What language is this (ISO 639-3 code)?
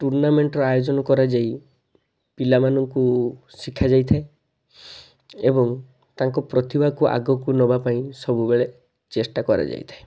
ori